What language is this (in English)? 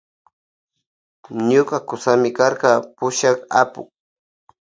Loja Highland Quichua